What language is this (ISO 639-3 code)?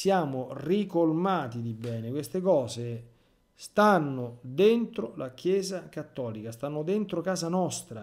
ita